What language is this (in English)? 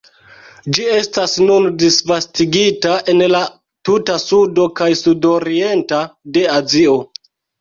Esperanto